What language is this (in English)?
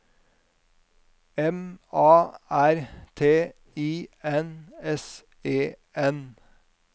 Norwegian